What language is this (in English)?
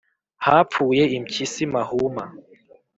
Kinyarwanda